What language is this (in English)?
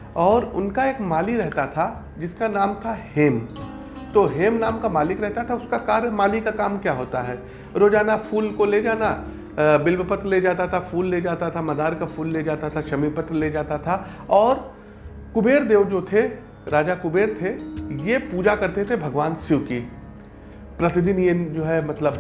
Hindi